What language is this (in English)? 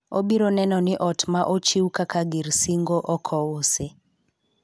Luo (Kenya and Tanzania)